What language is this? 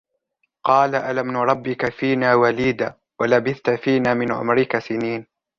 Arabic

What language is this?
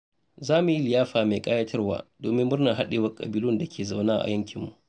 Hausa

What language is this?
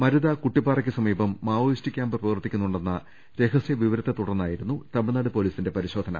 Malayalam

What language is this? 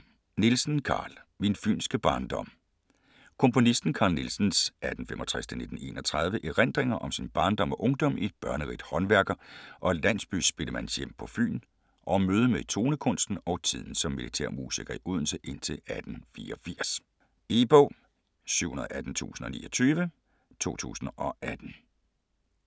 Danish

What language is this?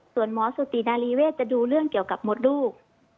Thai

